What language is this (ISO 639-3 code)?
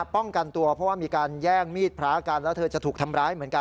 tha